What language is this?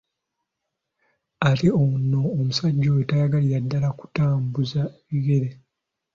Ganda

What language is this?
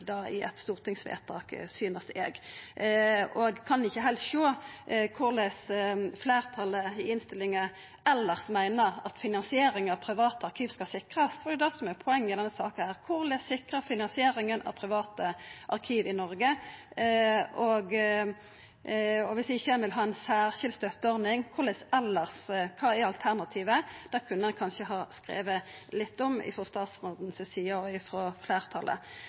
Norwegian Nynorsk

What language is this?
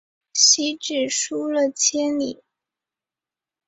Chinese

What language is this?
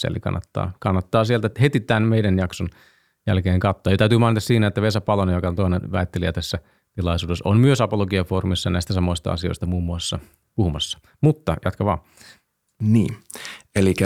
Finnish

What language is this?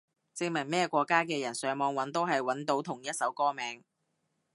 Cantonese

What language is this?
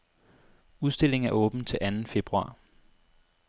Danish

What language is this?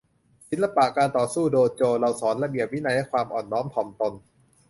Thai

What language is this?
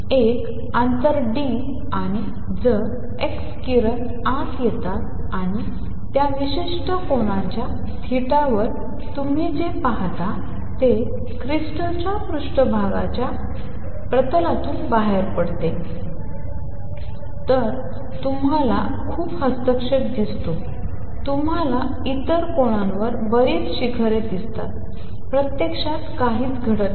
Marathi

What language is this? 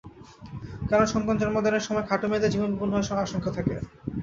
Bangla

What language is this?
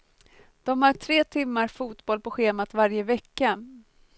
Swedish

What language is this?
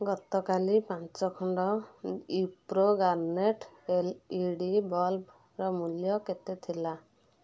Odia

